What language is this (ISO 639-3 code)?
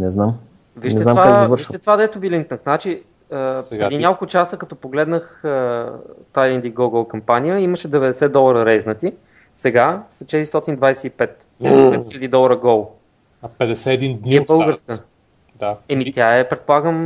bul